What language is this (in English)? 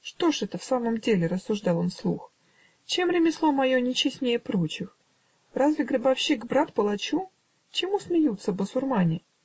Russian